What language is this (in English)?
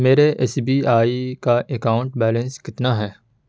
Urdu